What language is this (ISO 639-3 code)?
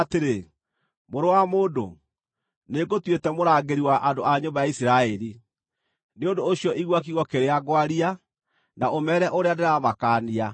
kik